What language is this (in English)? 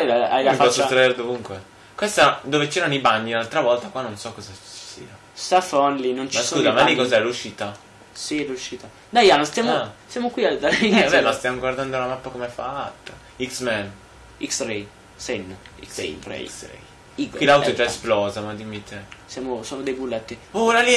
Italian